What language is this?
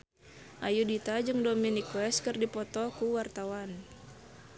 Sundanese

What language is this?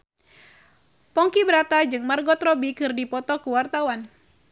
Sundanese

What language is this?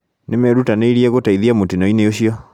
Kikuyu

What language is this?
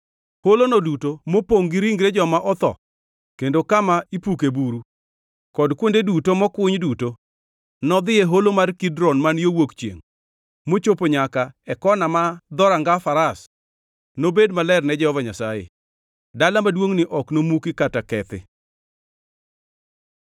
Luo (Kenya and Tanzania)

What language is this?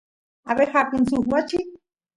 Santiago del Estero Quichua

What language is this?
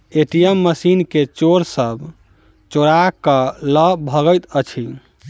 Maithili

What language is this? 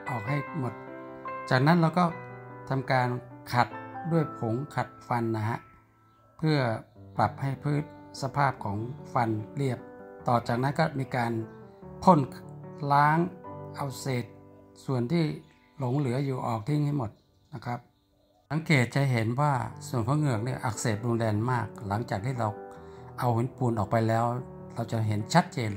Thai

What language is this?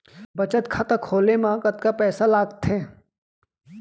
Chhattisgarhi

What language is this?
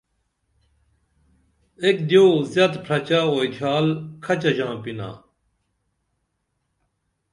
Dameli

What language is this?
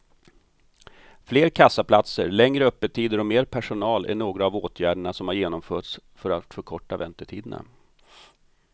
Swedish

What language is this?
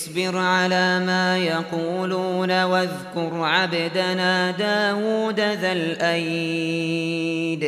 Arabic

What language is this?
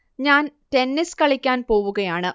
Malayalam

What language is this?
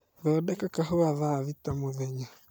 Kikuyu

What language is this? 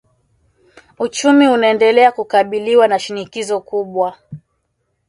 Swahili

